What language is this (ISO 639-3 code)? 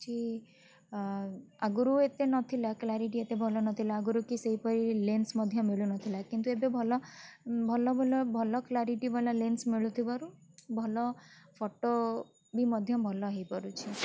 ori